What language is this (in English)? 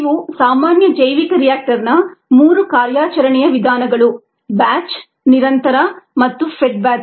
Kannada